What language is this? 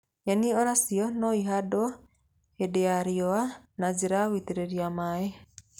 Kikuyu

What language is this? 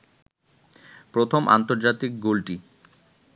Bangla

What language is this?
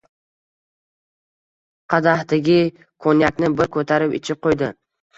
Uzbek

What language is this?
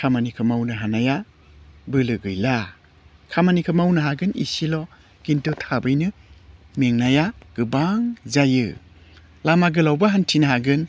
Bodo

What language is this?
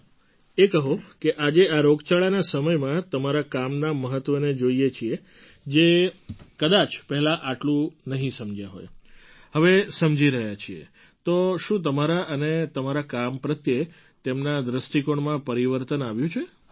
Gujarati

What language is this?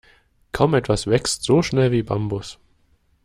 German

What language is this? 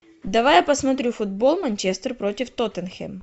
Russian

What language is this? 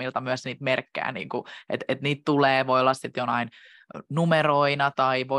Finnish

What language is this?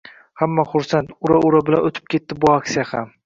Uzbek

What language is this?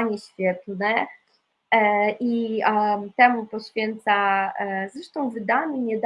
Polish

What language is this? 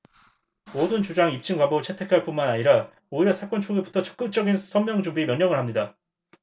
Korean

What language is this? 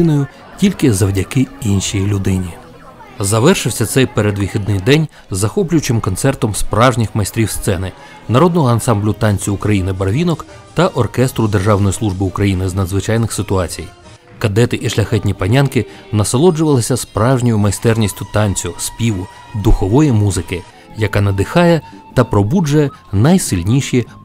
Ukrainian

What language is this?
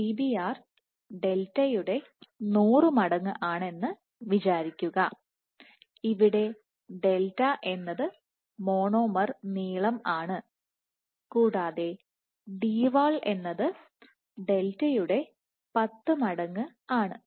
Malayalam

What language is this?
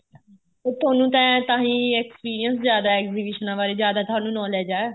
Punjabi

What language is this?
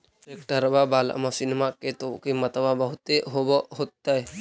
Magahi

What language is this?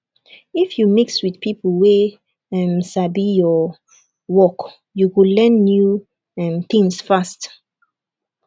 Nigerian Pidgin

